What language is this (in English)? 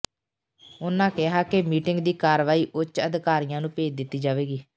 Punjabi